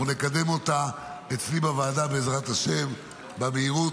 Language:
Hebrew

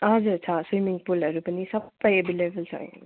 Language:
Nepali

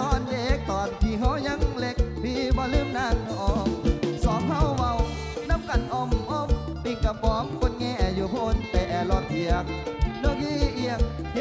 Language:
Thai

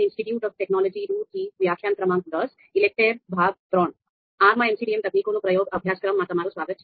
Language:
Gujarati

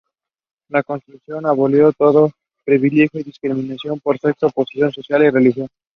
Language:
English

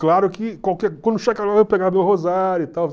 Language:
Portuguese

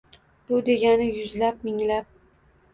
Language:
Uzbek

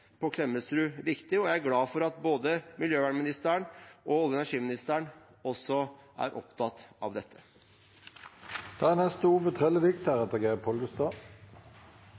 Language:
Norwegian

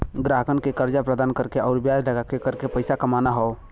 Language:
Bhojpuri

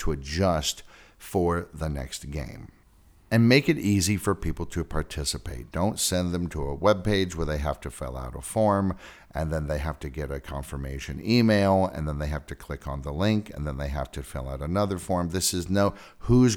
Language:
English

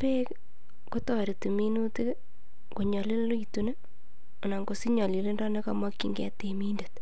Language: Kalenjin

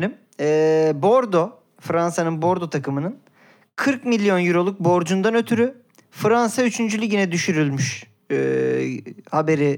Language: Turkish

